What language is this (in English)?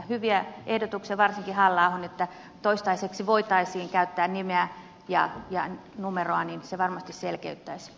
Finnish